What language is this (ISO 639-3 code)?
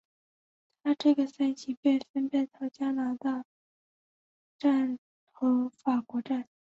zho